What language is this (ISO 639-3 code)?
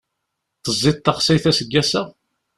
kab